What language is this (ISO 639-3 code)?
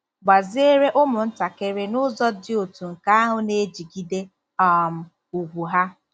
ibo